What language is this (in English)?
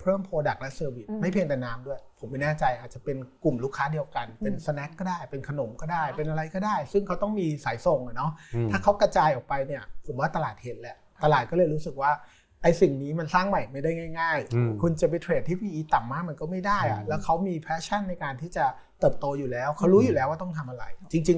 Thai